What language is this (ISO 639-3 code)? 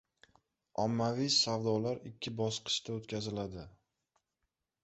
uzb